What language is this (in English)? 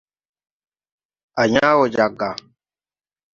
Tupuri